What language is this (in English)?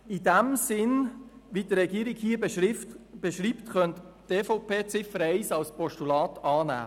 Swiss German